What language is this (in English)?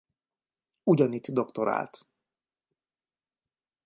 Hungarian